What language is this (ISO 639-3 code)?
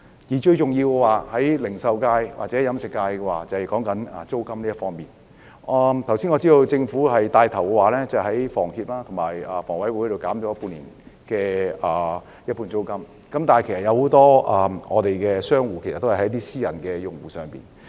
yue